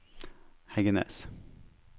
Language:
Norwegian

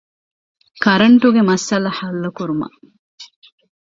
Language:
Divehi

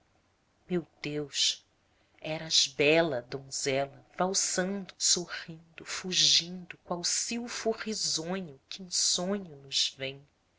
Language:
Portuguese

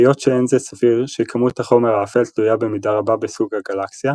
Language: Hebrew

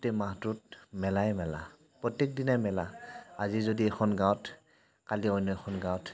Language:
Assamese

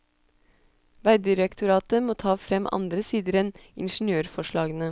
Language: Norwegian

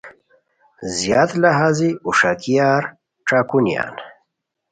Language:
Khowar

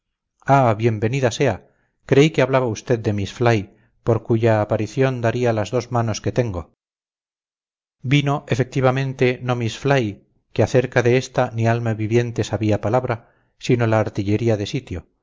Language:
Spanish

